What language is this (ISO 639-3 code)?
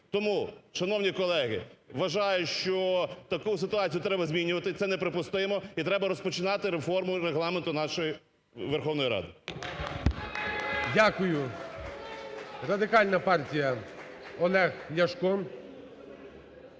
ukr